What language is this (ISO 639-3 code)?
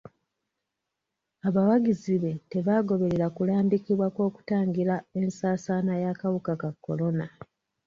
lug